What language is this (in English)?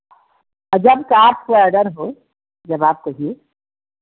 Hindi